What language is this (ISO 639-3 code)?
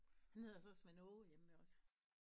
dan